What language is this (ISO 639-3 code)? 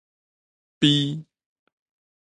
nan